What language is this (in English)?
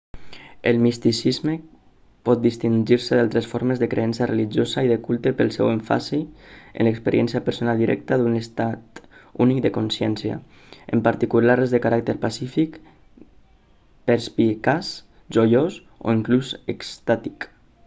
Catalan